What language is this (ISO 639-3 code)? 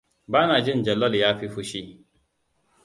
hau